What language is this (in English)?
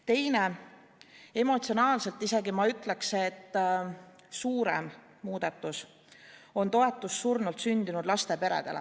Estonian